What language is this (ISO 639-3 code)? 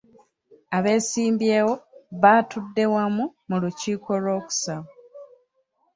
lug